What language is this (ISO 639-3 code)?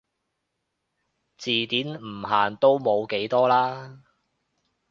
yue